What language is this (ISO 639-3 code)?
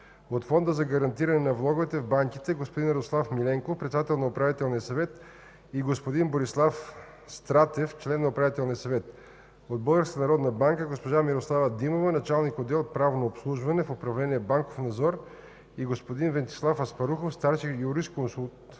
bul